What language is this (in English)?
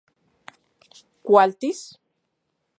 Central Puebla Nahuatl